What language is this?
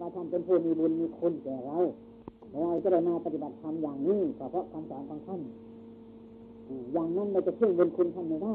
Thai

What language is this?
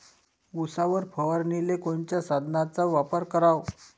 Marathi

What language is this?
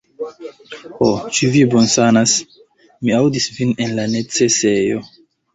Esperanto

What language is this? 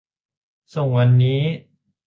Thai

